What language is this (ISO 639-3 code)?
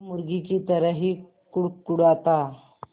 hin